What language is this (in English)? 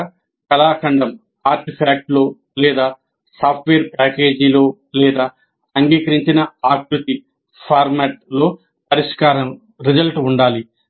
Telugu